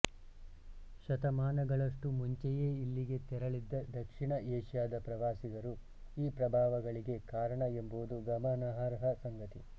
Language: Kannada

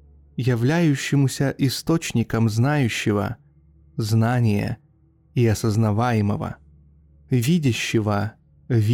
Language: Russian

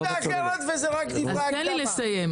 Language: Hebrew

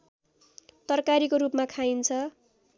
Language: Nepali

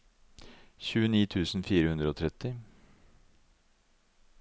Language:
Norwegian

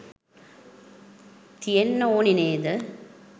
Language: Sinhala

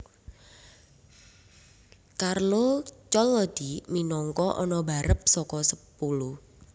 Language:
Javanese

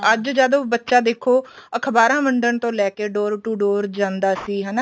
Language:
Punjabi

